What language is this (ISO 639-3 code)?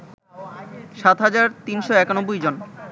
ben